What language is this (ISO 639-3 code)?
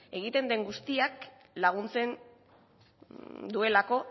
eus